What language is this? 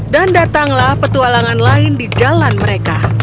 Indonesian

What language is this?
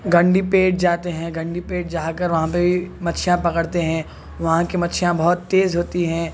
Urdu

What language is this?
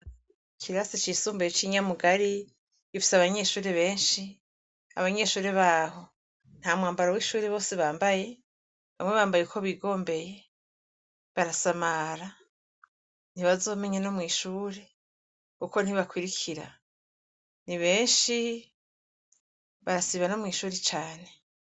Rundi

